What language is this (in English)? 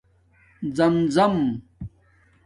Domaaki